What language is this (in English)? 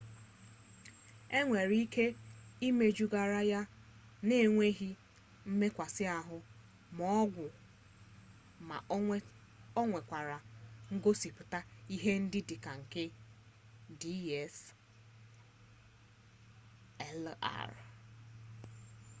Igbo